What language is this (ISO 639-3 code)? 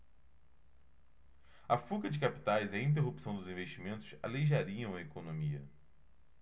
por